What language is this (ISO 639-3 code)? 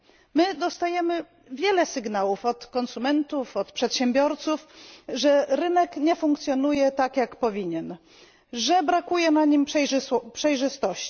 pol